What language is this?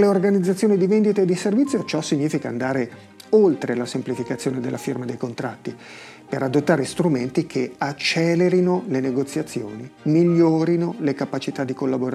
Italian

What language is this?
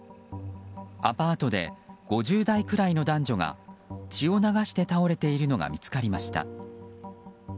Japanese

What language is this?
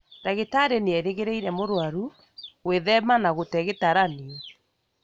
Kikuyu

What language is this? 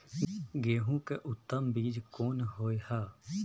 Maithili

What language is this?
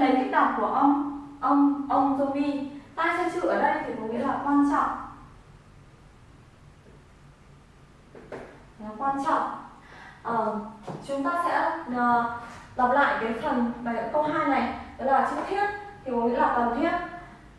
Vietnamese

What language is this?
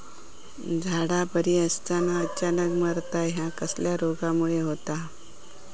Marathi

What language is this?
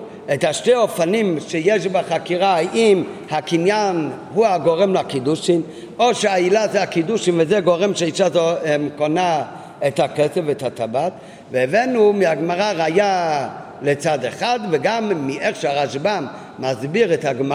Hebrew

